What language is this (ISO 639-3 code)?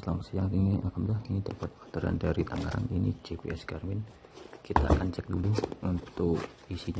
ind